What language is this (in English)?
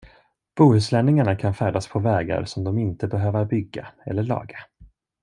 Swedish